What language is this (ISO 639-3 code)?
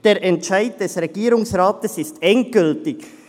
gsw